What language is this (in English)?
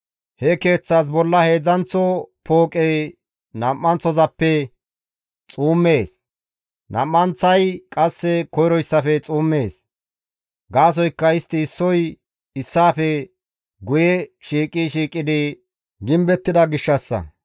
Gamo